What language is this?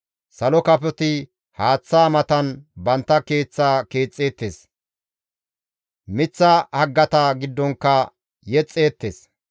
Gamo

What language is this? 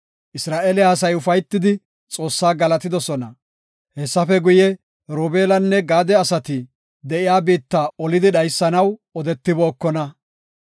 Gofa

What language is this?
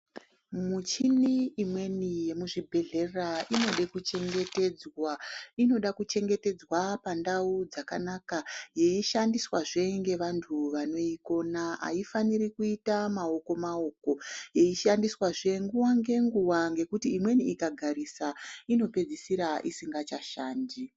Ndau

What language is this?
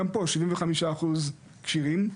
Hebrew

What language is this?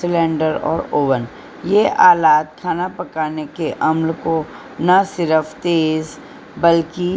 Urdu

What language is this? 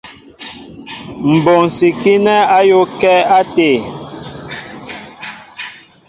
Mbo (Cameroon)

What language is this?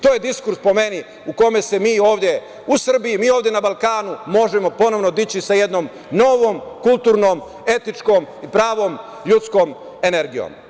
Serbian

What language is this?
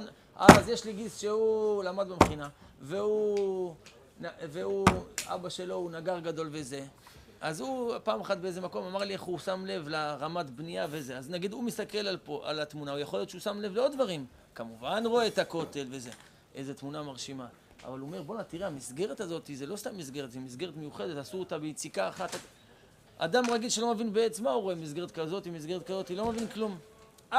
Hebrew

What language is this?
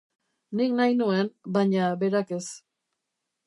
Basque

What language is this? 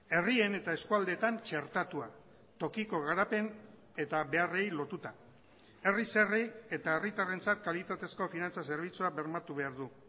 Basque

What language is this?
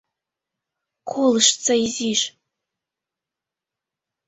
Mari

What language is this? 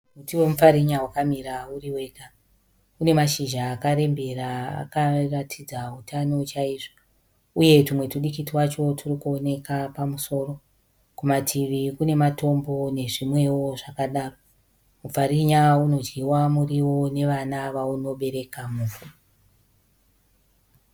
Shona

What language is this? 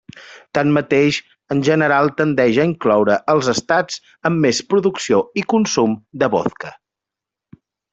Catalan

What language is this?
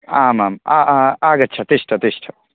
Sanskrit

